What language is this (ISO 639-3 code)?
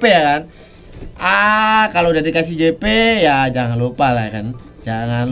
ind